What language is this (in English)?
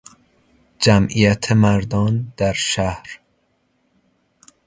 Persian